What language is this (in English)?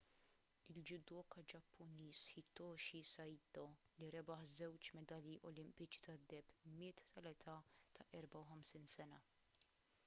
Maltese